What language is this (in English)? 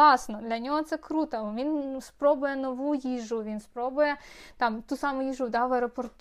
Ukrainian